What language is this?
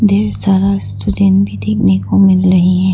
Hindi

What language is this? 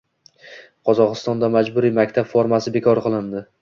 Uzbek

